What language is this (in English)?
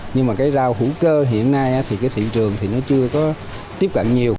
Vietnamese